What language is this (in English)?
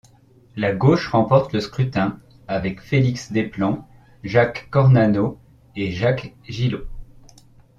French